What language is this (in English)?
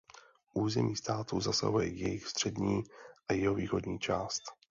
Czech